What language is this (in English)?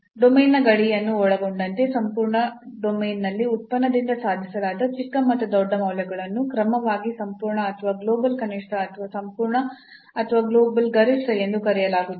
Kannada